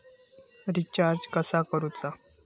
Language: Marathi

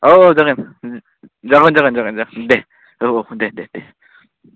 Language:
Bodo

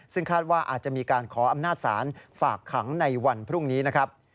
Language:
Thai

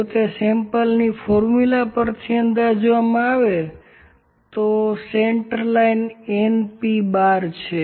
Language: Gujarati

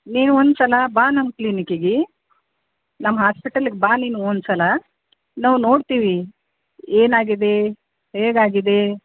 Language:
Kannada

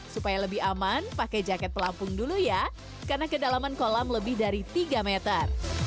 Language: Indonesian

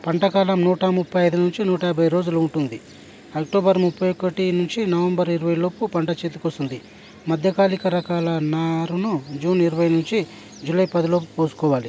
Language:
Telugu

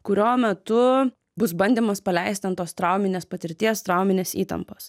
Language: Lithuanian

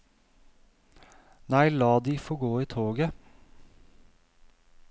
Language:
Norwegian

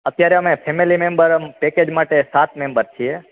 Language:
Gujarati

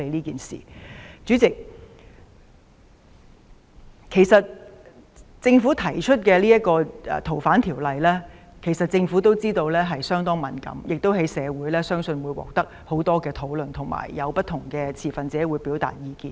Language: Cantonese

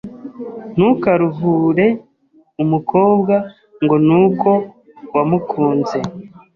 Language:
Kinyarwanda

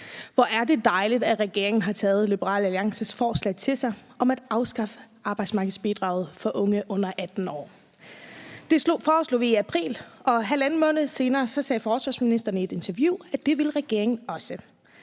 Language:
Danish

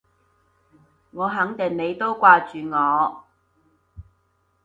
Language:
Cantonese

